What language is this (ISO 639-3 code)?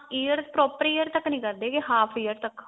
pan